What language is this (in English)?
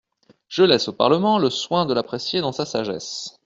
French